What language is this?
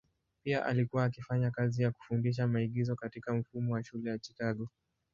Swahili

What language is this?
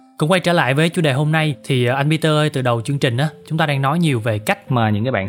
Vietnamese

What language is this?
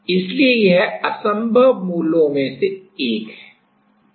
Hindi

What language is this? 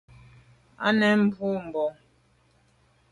Medumba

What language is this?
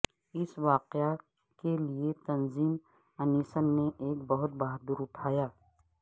Urdu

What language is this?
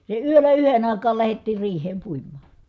Finnish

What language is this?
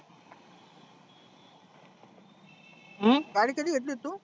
Marathi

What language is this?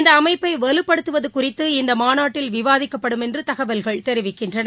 Tamil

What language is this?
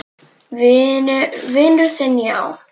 Icelandic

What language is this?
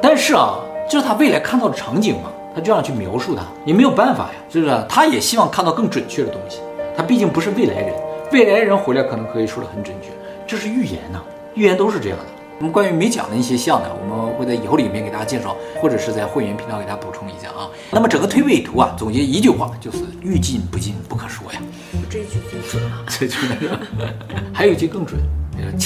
Chinese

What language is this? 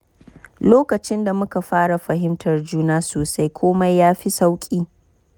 Hausa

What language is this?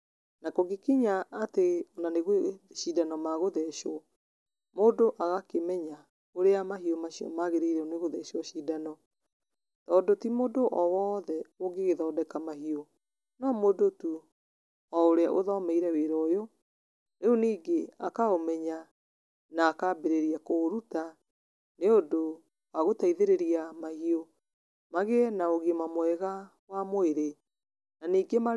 Kikuyu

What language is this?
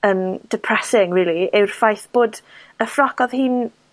Welsh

